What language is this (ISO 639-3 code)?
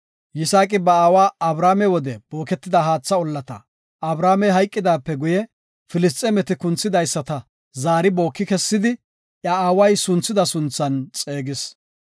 gof